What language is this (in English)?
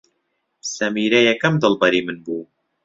Central Kurdish